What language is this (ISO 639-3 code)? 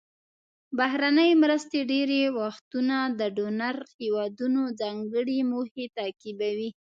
pus